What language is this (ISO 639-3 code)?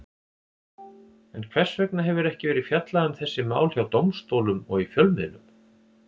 isl